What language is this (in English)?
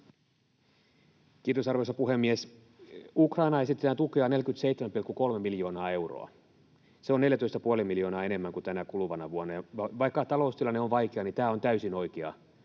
Finnish